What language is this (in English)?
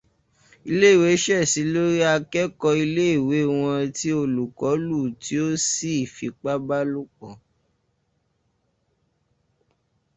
Yoruba